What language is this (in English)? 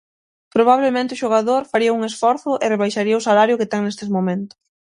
Galician